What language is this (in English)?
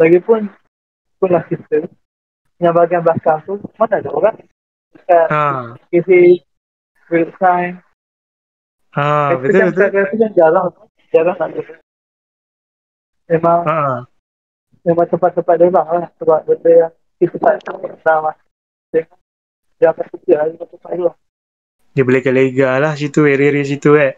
Malay